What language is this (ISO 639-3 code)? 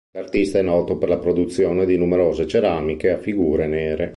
ita